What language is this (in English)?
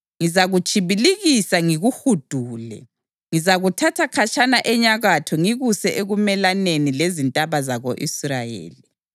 North Ndebele